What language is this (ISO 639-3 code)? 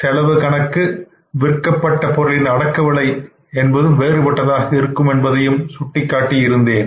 tam